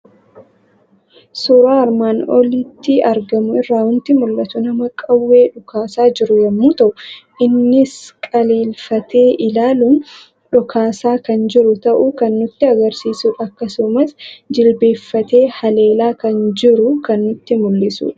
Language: Oromo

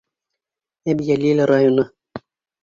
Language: Bashkir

